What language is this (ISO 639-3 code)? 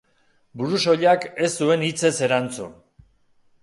eus